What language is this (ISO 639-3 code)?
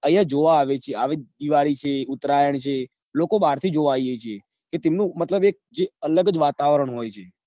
guj